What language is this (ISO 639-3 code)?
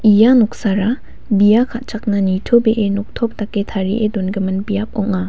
grt